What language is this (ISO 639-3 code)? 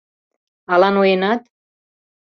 chm